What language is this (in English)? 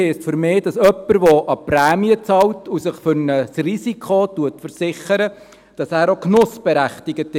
Swiss German